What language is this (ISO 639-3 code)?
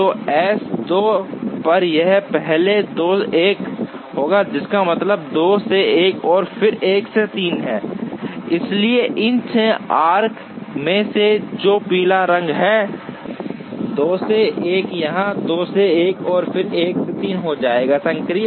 hin